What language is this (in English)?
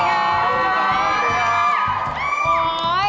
Thai